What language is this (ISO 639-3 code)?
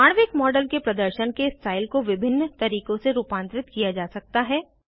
hin